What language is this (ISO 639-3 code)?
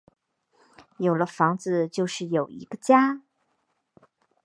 zho